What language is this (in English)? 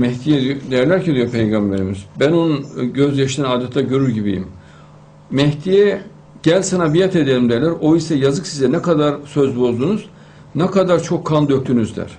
Turkish